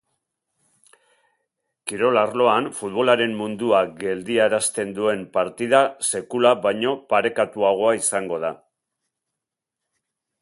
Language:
Basque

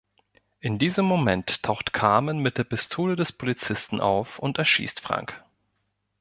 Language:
German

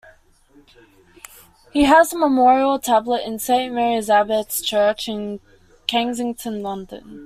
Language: English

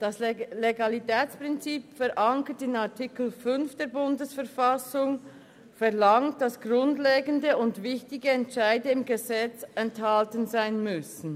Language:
Swiss German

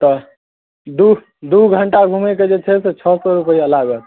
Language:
Maithili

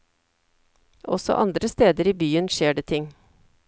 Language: Norwegian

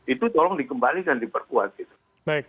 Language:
Indonesian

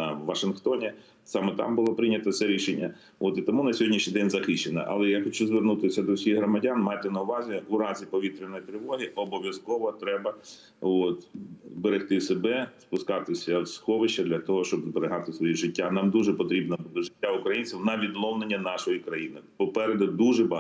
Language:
Ukrainian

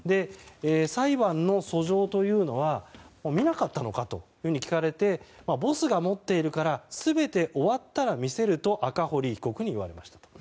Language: Japanese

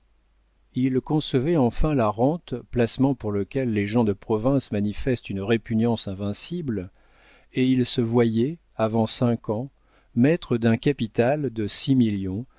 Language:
French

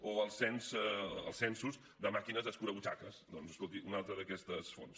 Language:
Catalan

